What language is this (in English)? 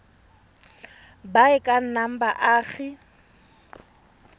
Tswana